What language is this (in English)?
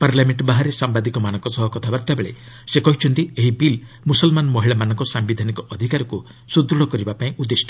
Odia